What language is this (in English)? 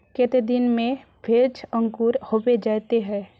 Magahi